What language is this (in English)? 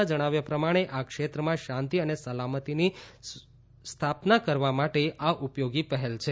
Gujarati